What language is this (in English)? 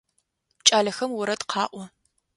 Adyghe